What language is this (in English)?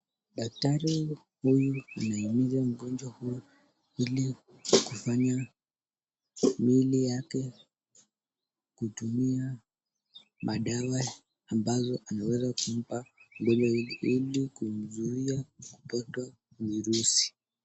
Swahili